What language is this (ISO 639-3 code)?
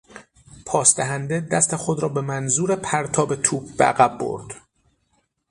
fas